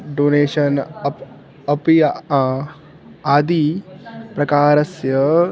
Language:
Sanskrit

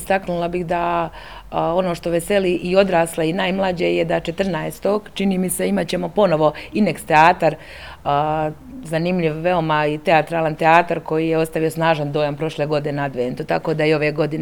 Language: Croatian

